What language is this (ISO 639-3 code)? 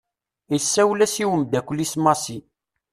kab